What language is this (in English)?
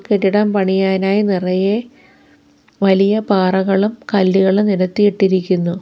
Malayalam